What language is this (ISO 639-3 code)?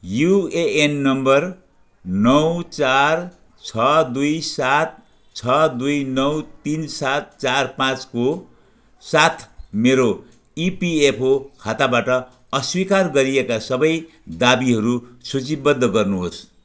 nep